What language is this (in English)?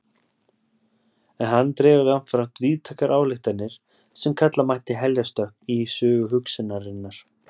Icelandic